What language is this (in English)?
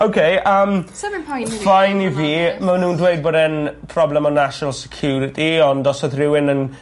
Welsh